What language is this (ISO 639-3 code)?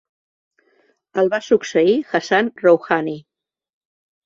cat